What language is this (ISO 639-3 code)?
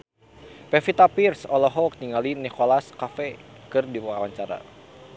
sun